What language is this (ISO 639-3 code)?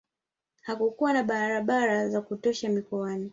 swa